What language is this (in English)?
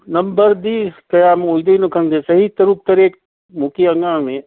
Manipuri